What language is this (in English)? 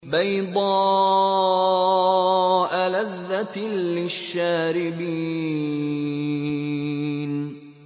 Arabic